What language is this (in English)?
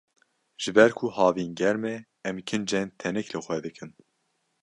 Kurdish